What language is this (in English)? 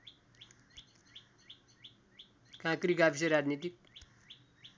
Nepali